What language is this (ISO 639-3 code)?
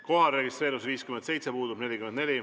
est